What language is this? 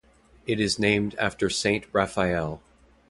English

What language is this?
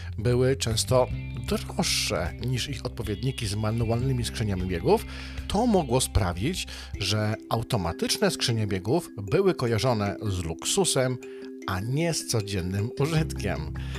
Polish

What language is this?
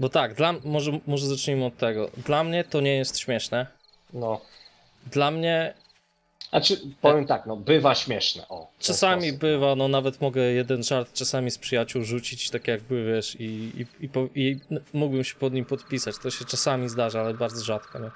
Polish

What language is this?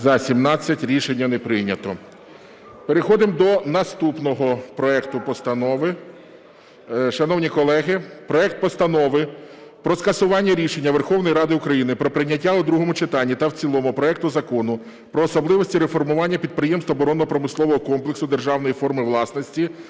Ukrainian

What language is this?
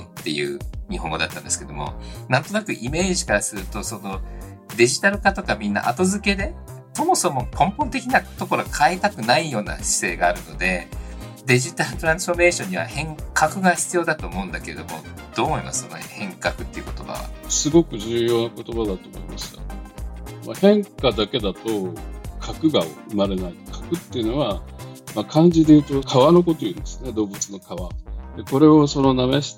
Japanese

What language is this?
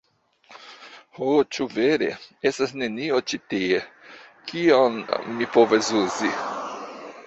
Esperanto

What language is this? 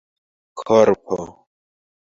Esperanto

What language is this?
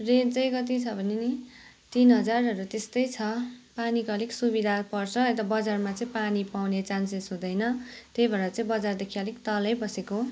Nepali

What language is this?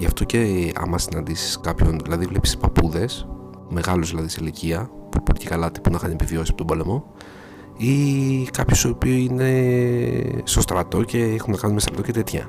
Greek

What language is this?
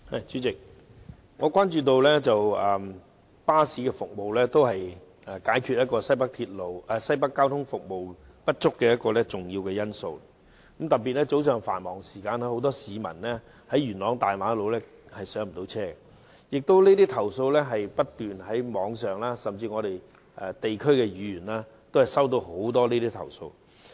Cantonese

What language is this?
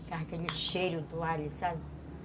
Portuguese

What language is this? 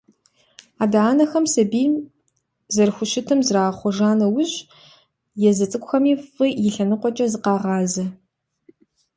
Kabardian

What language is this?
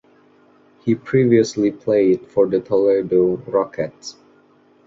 English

